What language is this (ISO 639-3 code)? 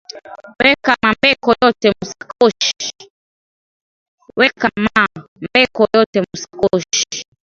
swa